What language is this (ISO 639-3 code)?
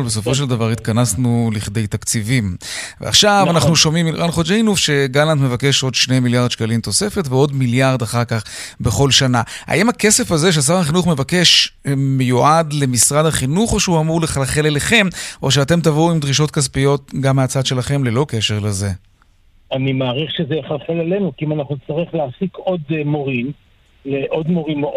heb